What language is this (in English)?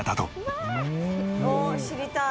Japanese